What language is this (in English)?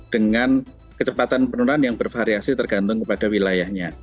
Indonesian